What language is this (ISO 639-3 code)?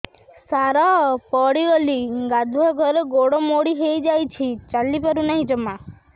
ori